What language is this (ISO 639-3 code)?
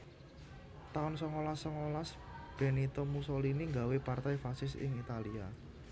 jav